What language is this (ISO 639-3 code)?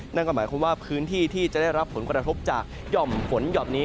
tha